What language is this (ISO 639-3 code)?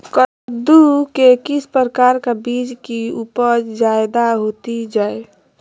mag